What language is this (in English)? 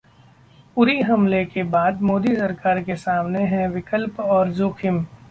Hindi